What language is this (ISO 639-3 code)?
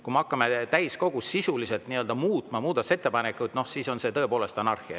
est